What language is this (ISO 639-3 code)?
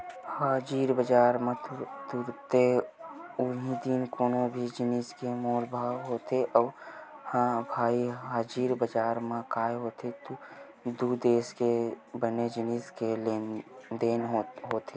hne